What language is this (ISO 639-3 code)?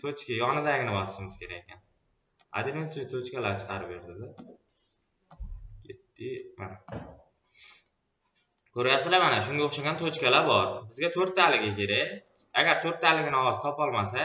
tur